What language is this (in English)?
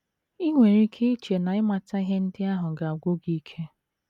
Igbo